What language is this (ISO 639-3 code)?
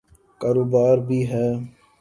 urd